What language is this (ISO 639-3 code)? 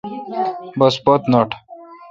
xka